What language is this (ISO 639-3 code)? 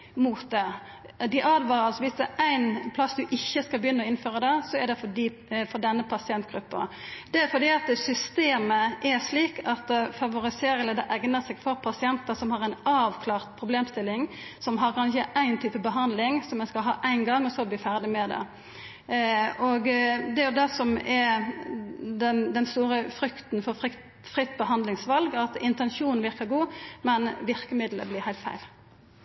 nno